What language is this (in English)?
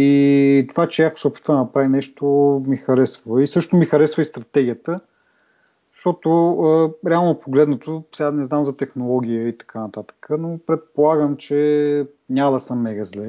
Bulgarian